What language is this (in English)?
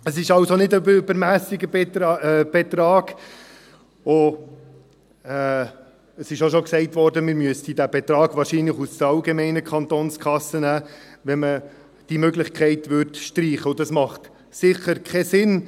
Swiss German